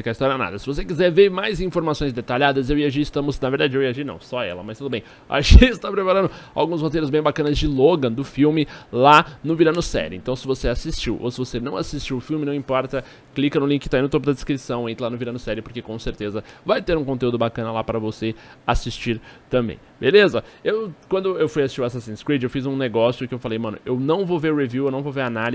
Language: Portuguese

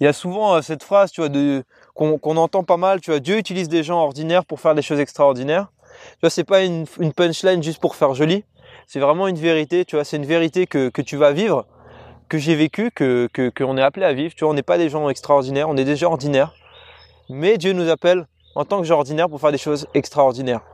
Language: French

